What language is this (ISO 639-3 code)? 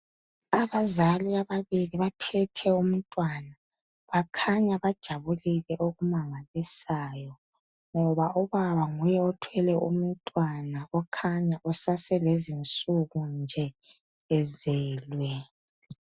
nde